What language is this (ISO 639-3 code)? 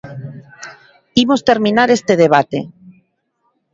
glg